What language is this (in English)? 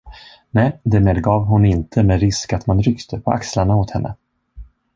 Swedish